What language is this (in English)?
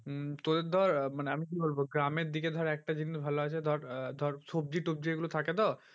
Bangla